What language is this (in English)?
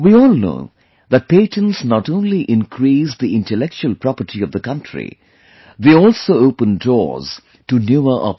English